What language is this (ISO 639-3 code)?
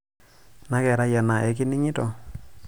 mas